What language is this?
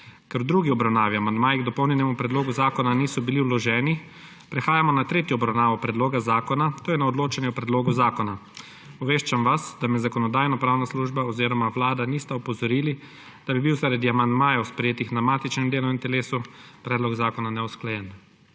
Slovenian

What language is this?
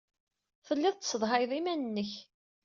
Kabyle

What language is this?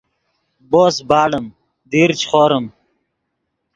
Yidgha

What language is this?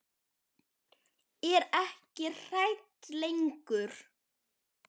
Icelandic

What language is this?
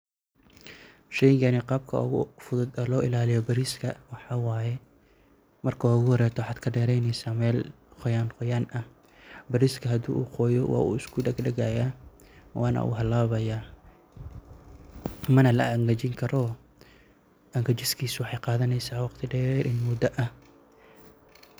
Somali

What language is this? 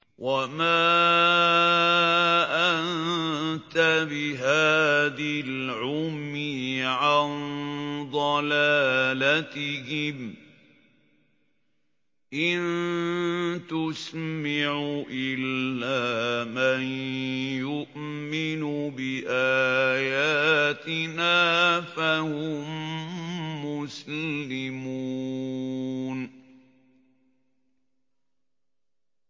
Arabic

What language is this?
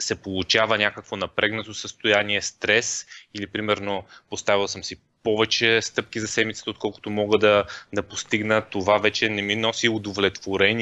Bulgarian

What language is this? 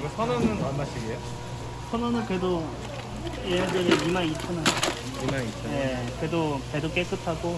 Korean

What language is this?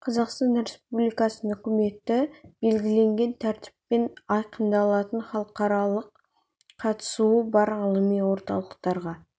Kazakh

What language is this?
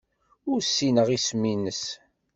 Kabyle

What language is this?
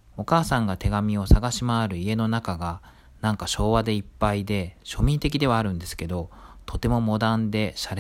Japanese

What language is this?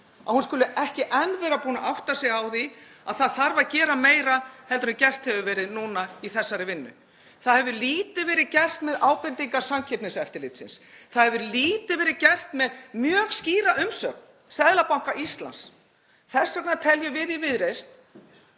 Icelandic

